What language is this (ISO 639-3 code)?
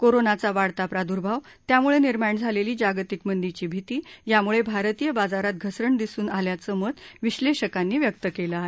mar